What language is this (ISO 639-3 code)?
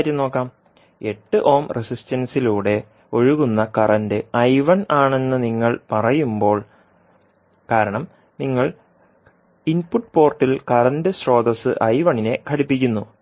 mal